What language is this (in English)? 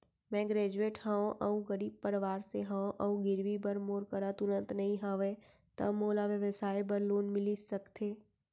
Chhattisgarhi